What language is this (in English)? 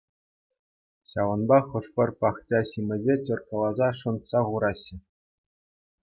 Chuvash